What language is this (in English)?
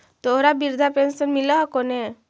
Magahi